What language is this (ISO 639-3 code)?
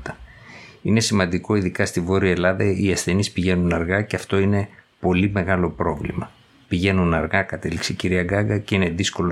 ell